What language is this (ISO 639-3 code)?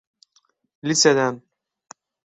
tur